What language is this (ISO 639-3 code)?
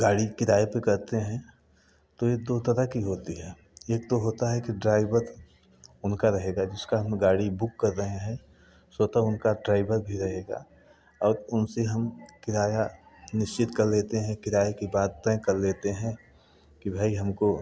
hin